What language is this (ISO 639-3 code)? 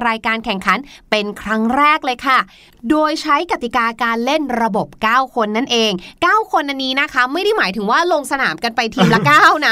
tha